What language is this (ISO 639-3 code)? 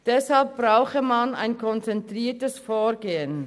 gsw